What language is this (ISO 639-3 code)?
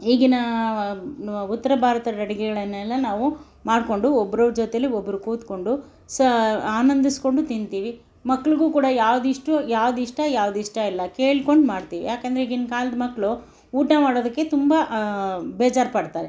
kan